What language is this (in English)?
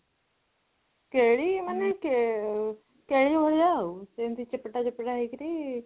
Odia